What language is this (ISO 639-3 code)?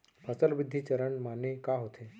hne